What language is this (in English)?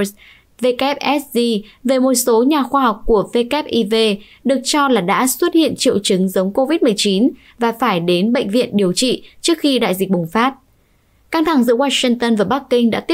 Vietnamese